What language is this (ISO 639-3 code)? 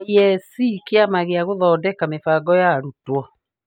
kik